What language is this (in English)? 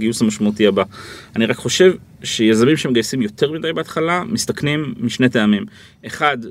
Hebrew